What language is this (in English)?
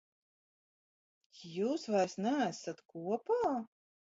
Latvian